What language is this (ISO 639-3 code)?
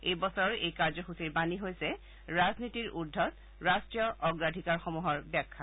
asm